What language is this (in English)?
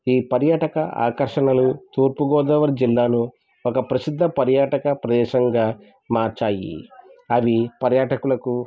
Telugu